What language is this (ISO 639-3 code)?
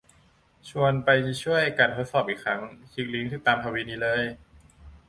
tha